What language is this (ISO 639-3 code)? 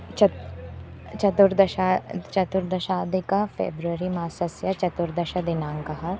san